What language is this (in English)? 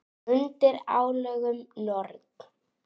Icelandic